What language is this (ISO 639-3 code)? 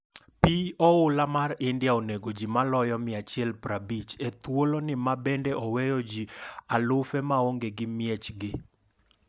luo